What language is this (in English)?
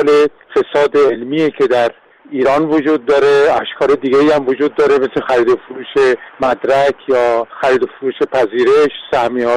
Persian